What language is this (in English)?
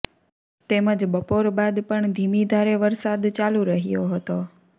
Gujarati